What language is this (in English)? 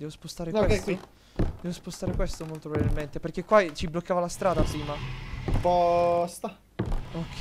Italian